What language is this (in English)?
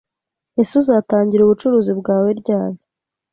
Kinyarwanda